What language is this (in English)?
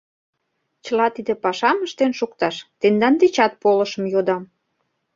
Mari